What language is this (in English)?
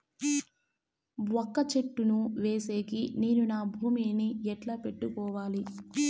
Telugu